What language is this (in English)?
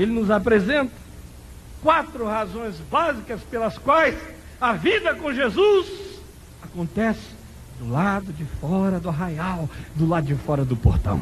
Portuguese